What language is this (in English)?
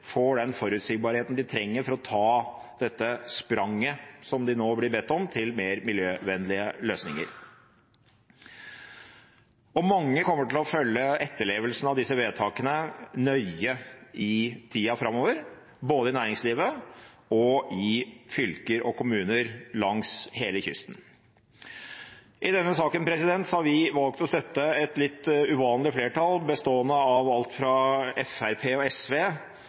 Norwegian Bokmål